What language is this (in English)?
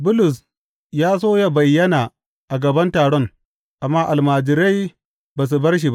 Hausa